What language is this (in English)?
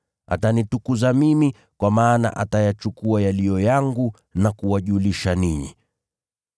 Swahili